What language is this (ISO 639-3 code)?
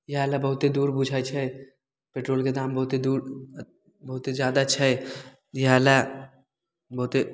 mai